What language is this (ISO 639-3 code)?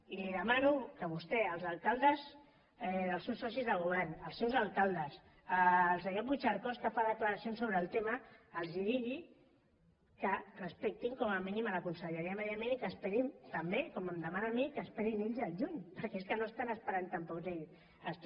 cat